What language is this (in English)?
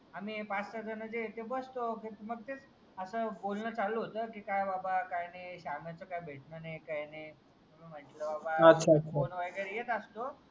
Marathi